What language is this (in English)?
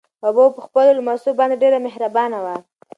Pashto